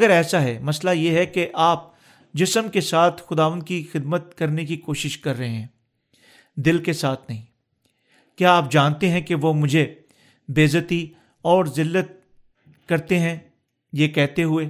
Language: Urdu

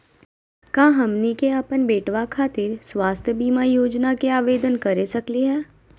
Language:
Magahi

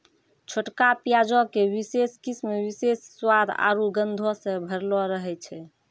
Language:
Maithili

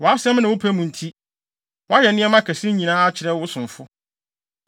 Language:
Akan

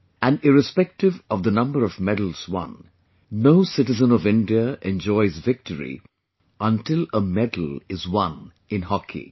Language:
English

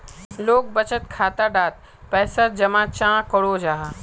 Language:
Magahi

